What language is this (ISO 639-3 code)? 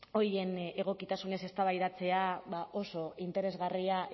eus